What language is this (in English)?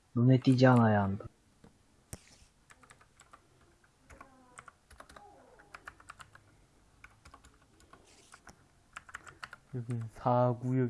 Korean